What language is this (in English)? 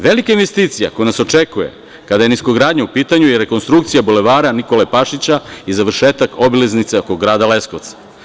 Serbian